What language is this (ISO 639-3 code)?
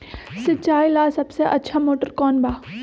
mag